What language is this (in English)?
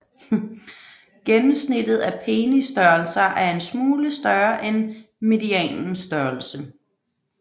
Danish